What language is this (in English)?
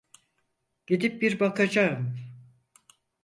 Turkish